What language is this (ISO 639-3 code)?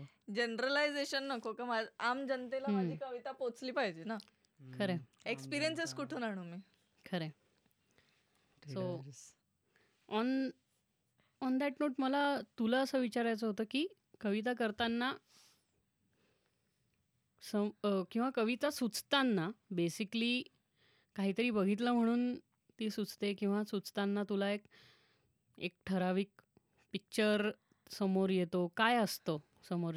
mar